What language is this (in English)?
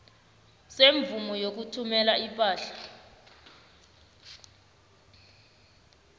South Ndebele